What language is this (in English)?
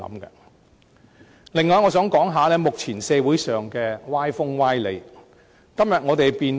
Cantonese